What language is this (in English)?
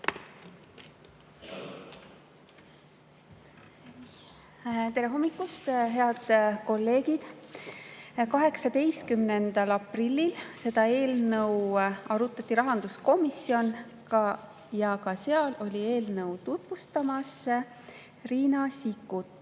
Estonian